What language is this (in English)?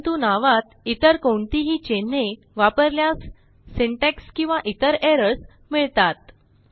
Marathi